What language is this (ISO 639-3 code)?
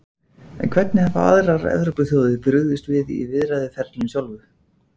isl